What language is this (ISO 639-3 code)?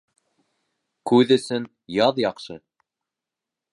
bak